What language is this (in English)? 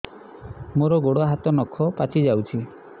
Odia